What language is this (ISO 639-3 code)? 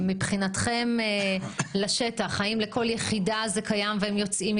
heb